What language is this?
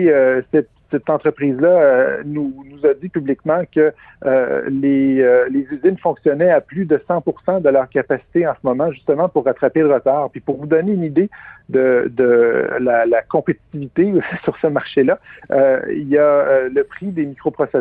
French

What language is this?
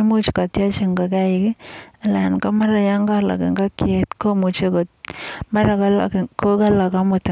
Kalenjin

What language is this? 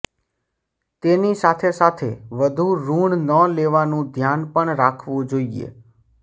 Gujarati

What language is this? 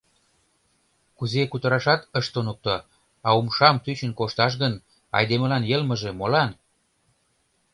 Mari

